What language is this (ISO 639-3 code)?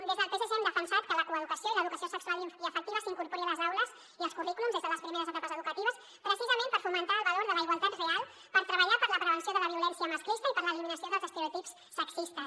cat